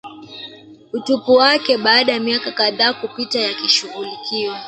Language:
Swahili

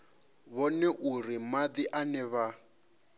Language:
Venda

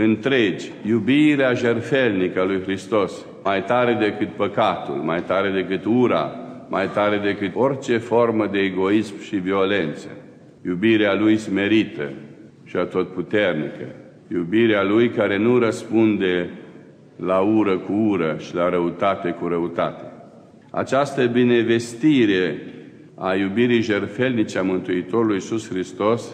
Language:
Romanian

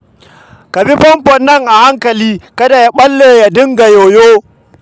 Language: Hausa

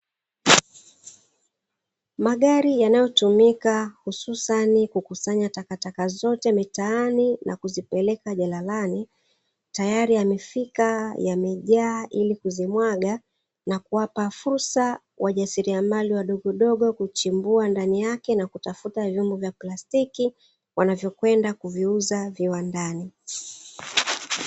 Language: Swahili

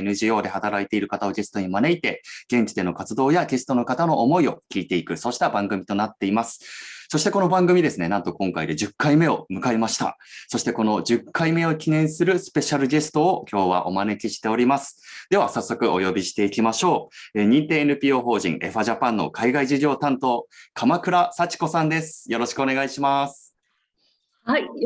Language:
Japanese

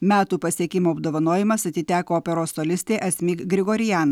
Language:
Lithuanian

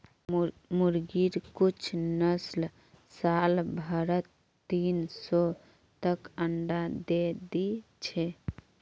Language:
Magahi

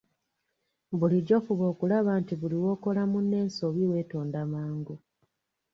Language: Ganda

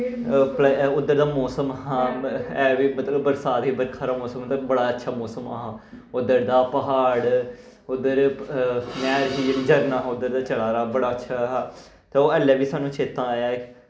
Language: Dogri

